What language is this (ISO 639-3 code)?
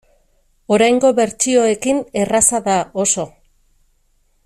eus